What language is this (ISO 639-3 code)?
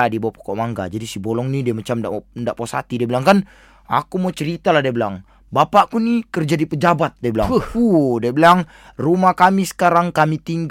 msa